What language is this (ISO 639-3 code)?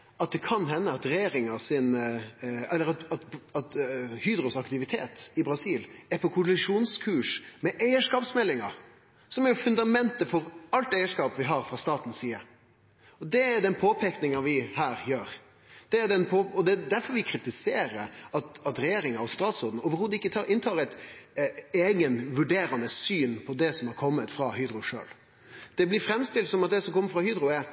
nno